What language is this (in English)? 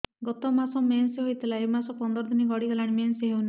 Odia